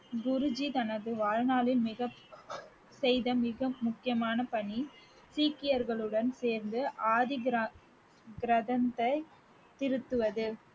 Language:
Tamil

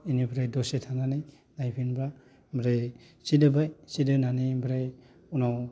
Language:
Bodo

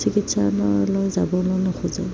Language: Assamese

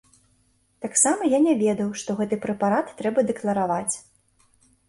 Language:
Belarusian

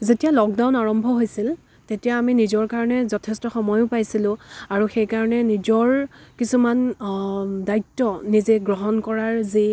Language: Assamese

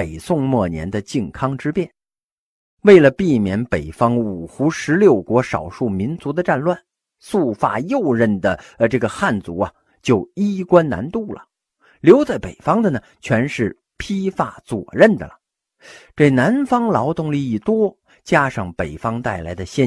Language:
Chinese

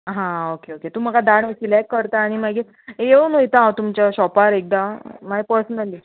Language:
Konkani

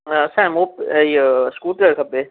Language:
Sindhi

